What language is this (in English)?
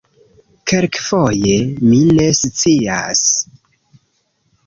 Esperanto